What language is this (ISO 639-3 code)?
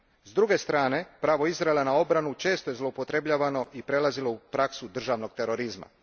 hrv